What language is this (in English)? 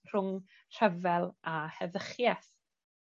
Welsh